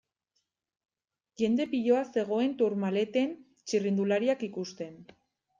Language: Basque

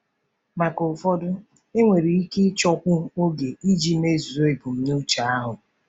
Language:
Igbo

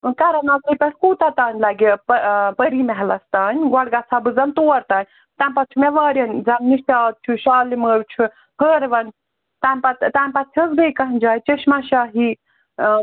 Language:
Kashmiri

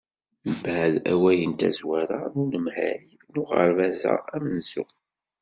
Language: Kabyle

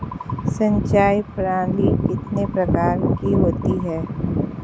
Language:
Hindi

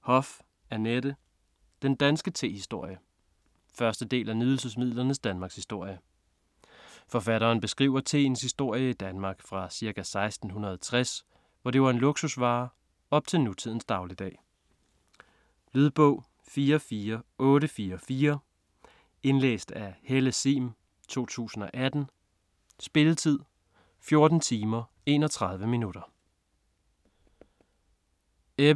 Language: Danish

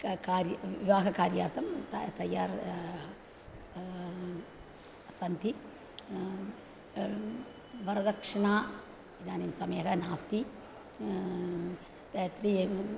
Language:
Sanskrit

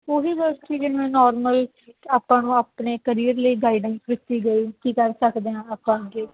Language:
Punjabi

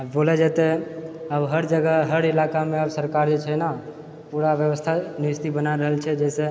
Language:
Maithili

